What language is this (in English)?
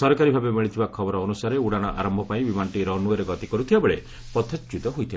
Odia